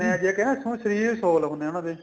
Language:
Punjabi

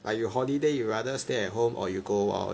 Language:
English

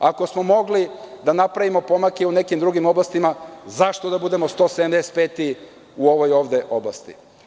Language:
Serbian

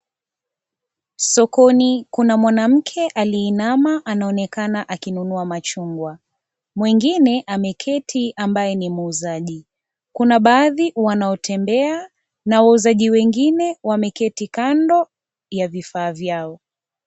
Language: Swahili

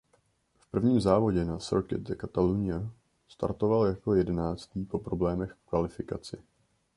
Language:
Czech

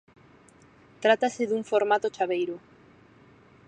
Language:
Galician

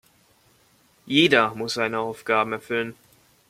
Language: German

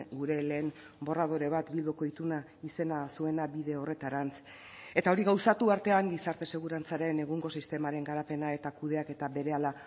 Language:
Basque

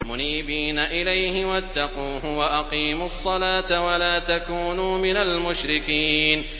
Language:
Arabic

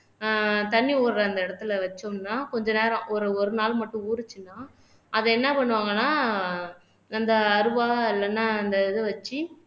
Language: Tamil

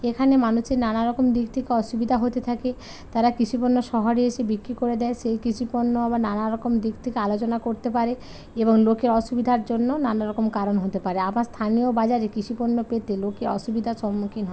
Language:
Bangla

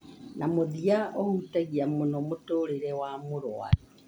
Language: Kikuyu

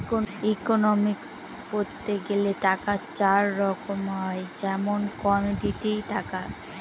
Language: Bangla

